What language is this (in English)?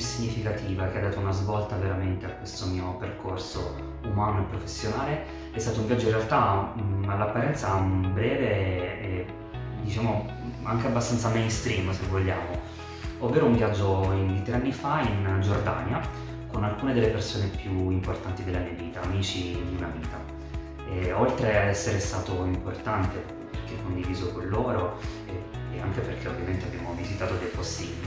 Italian